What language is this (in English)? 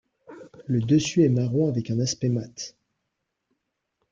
French